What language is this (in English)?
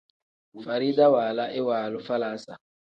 Tem